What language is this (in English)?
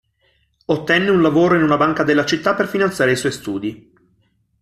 Italian